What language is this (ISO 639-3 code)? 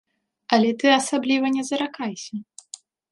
bel